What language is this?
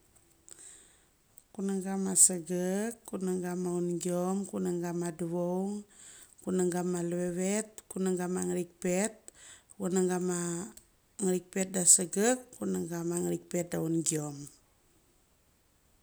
Mali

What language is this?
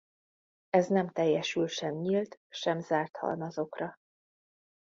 Hungarian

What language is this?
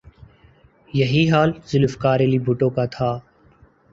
Urdu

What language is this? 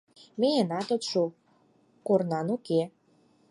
Mari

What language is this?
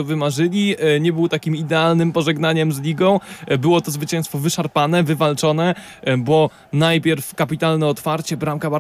Polish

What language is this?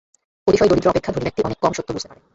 Bangla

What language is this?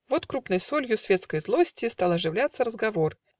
Russian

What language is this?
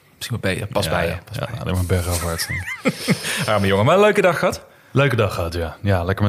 Dutch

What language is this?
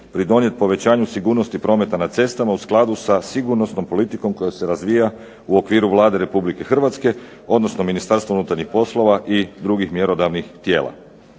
Croatian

